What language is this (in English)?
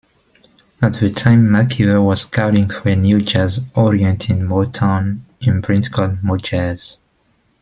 English